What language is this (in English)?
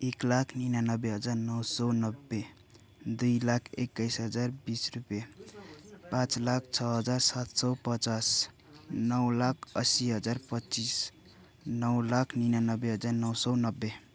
Nepali